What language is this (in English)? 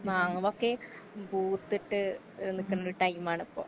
Malayalam